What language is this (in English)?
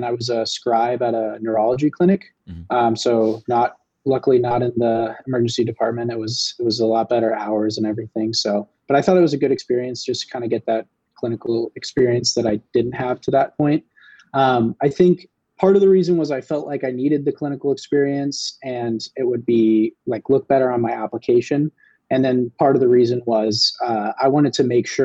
English